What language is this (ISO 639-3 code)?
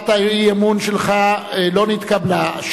heb